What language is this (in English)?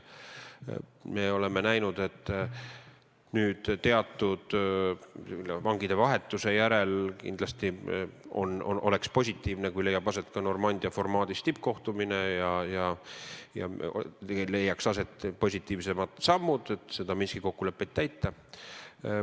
Estonian